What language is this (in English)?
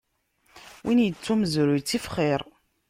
Kabyle